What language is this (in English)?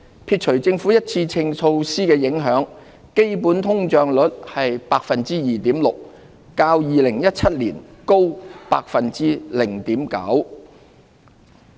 Cantonese